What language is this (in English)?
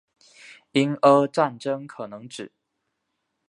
Chinese